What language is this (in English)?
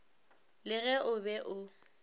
Northern Sotho